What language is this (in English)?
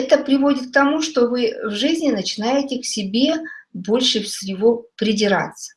Russian